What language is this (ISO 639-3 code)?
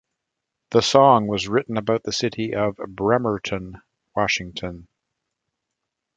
eng